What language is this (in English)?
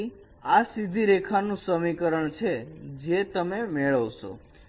Gujarati